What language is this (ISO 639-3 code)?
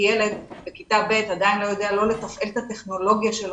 heb